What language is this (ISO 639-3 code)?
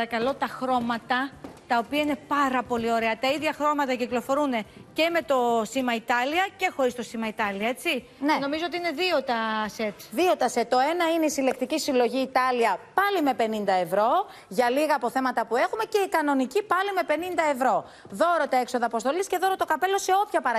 ell